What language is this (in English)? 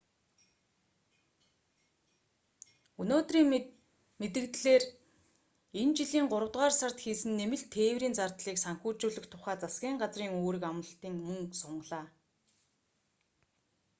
Mongolian